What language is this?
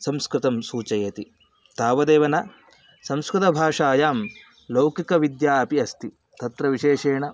Sanskrit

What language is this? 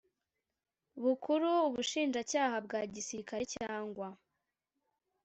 Kinyarwanda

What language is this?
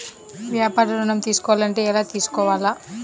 Telugu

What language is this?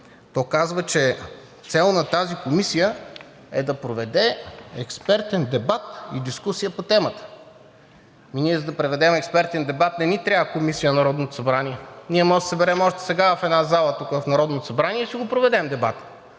Bulgarian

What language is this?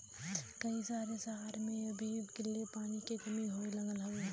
Bhojpuri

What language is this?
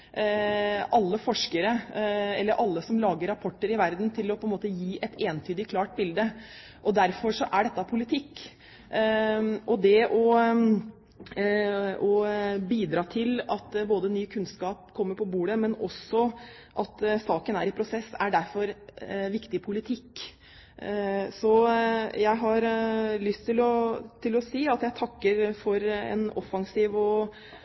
Norwegian Bokmål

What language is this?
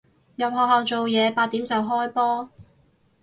Cantonese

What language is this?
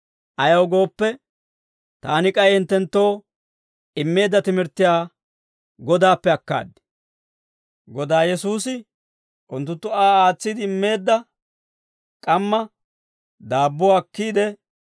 Dawro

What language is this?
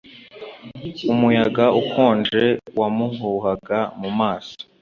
Kinyarwanda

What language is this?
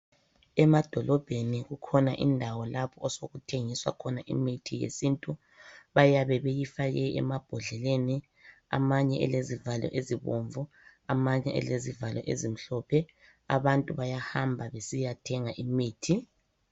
North Ndebele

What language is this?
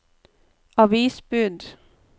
Norwegian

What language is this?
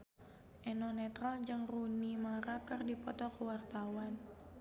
Sundanese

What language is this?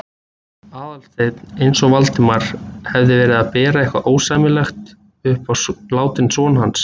Icelandic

